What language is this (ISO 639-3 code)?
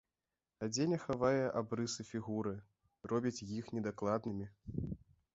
bel